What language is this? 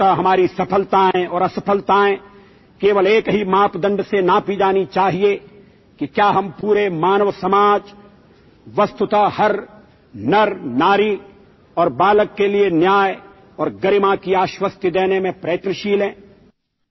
Gujarati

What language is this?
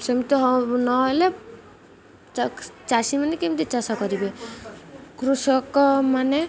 Odia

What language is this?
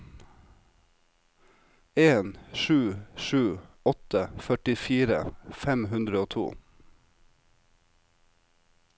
Norwegian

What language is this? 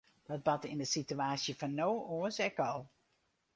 Western Frisian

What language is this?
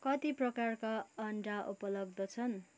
Nepali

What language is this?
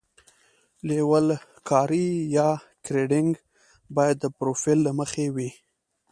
Pashto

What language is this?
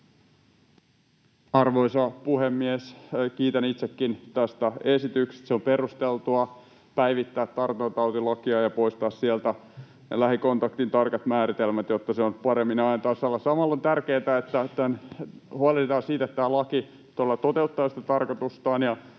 Finnish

